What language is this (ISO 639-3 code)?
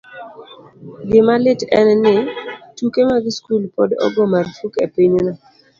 luo